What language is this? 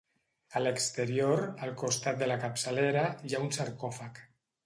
Catalan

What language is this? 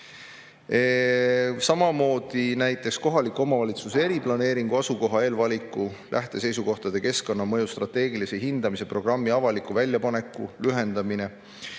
Estonian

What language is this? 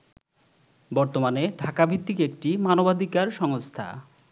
Bangla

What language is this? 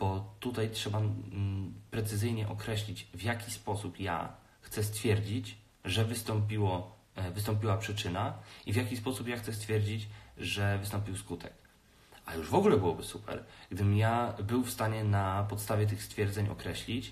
Polish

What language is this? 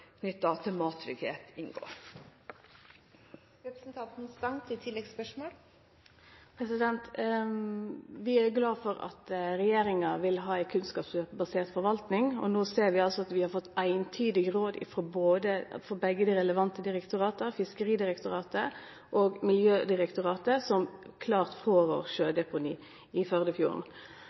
Norwegian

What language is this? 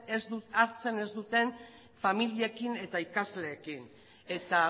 Basque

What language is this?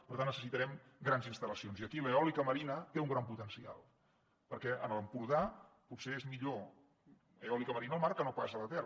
Catalan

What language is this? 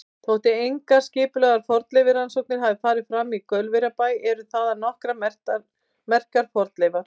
Icelandic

